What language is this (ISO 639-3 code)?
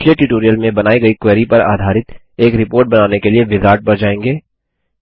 hin